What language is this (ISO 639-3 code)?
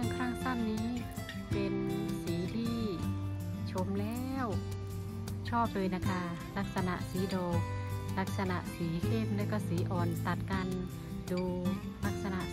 tha